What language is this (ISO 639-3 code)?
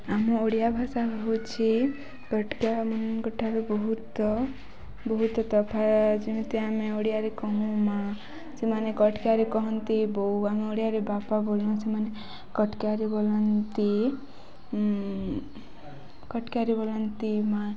ori